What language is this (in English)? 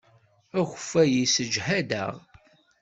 Kabyle